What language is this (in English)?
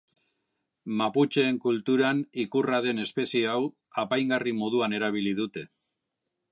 Basque